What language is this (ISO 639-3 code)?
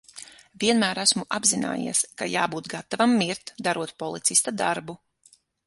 lav